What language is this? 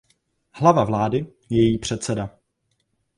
Czech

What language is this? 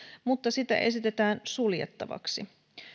Finnish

